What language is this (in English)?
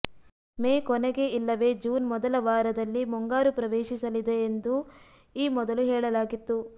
Kannada